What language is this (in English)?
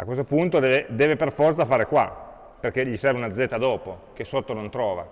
Italian